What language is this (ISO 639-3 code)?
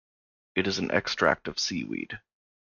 eng